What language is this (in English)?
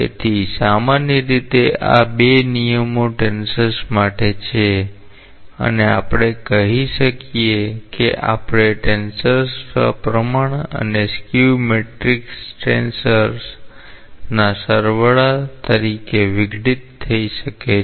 Gujarati